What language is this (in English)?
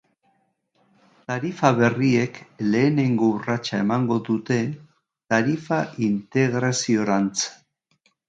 Basque